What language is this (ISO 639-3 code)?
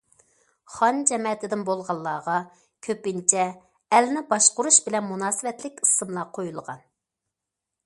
uig